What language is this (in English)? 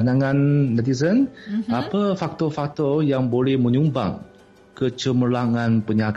Malay